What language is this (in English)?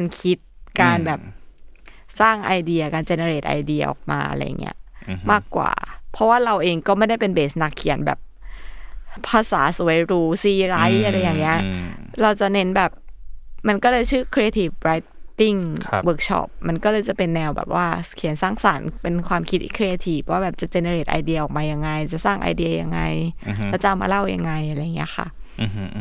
Thai